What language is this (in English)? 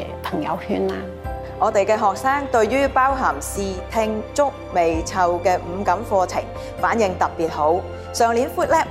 Chinese